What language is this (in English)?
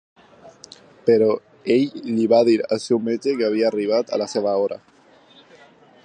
Catalan